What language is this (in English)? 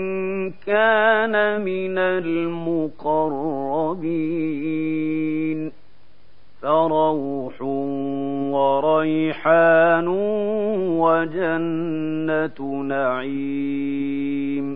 Arabic